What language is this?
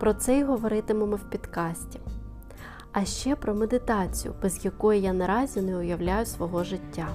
Ukrainian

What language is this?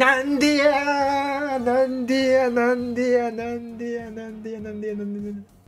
Japanese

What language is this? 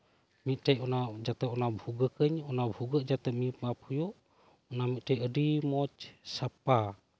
Santali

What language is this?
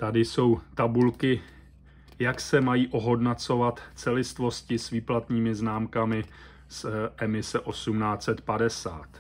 Czech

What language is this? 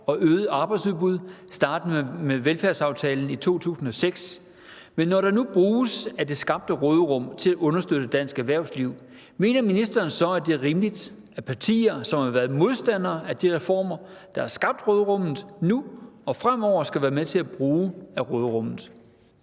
Danish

